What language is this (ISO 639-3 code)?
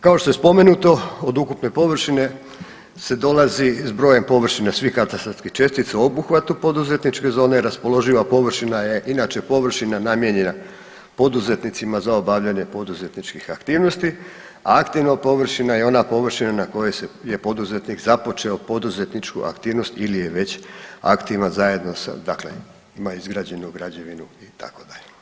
hrv